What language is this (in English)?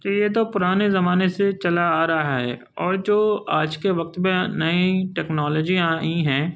Urdu